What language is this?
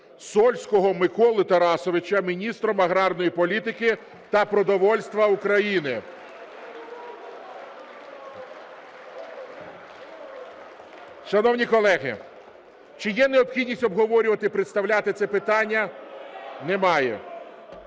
Ukrainian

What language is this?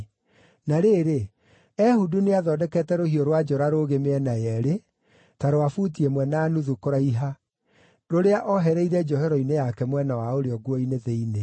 Kikuyu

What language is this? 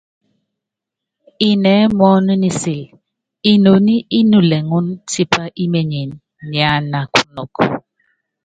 Yangben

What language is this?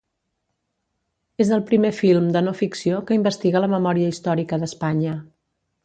Catalan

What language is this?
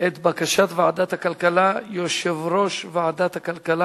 Hebrew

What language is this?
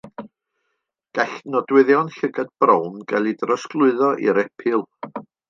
Welsh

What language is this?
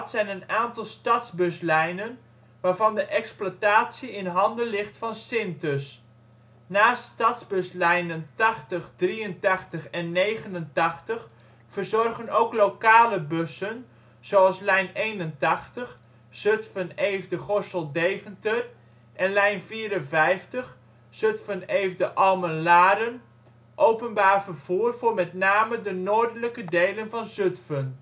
Dutch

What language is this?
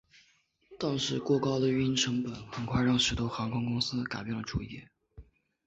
Chinese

